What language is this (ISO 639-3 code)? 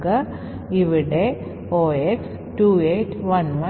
mal